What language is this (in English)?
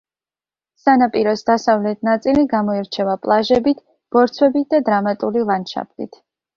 Georgian